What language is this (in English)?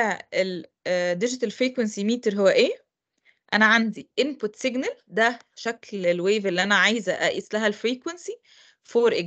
Arabic